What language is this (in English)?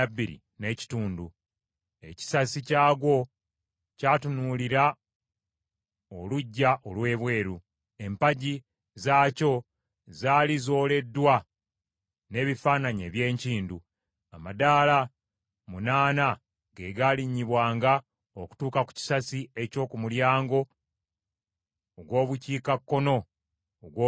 Ganda